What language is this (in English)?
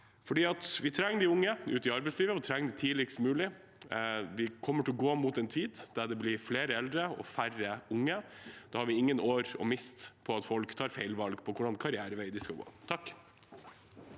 Norwegian